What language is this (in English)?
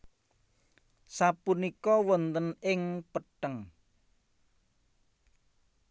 Javanese